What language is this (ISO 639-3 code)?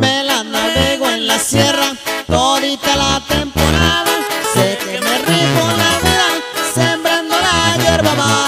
spa